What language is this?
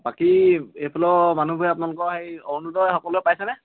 Assamese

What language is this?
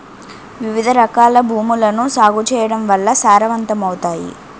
Telugu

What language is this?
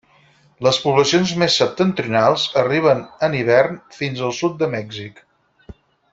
Catalan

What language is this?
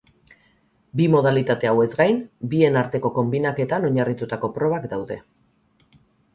Basque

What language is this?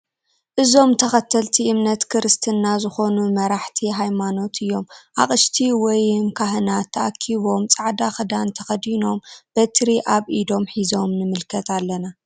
Tigrinya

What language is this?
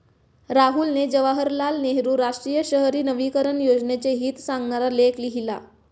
Marathi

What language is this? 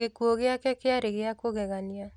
Kikuyu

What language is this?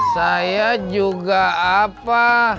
Indonesian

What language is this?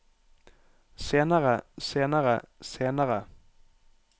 Norwegian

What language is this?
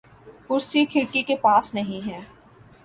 Urdu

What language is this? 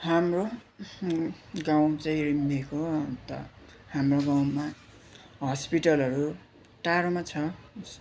Nepali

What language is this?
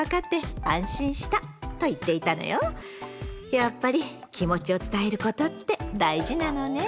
Japanese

